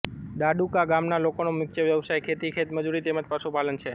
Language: Gujarati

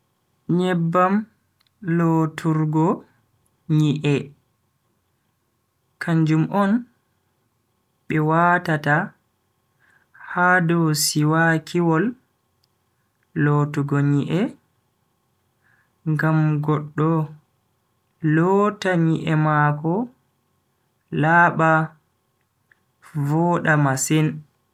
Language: Bagirmi Fulfulde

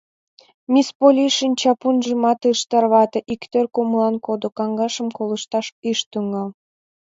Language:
Mari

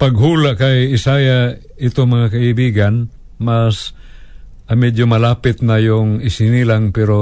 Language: Filipino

